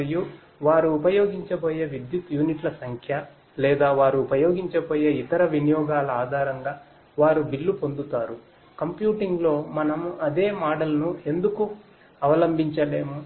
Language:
Telugu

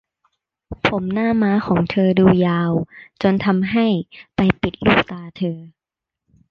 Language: Thai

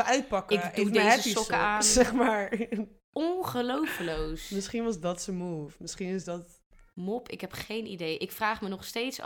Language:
Dutch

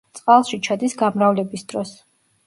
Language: Georgian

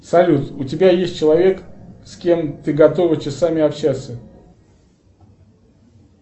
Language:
Russian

